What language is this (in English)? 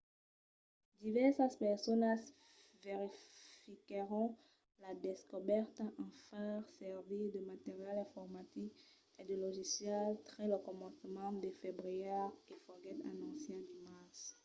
Occitan